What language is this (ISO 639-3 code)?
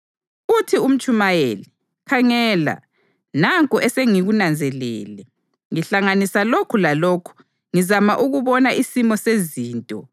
nde